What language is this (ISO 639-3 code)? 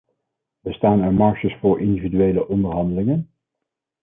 nld